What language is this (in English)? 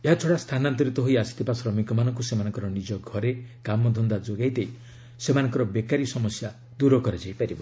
Odia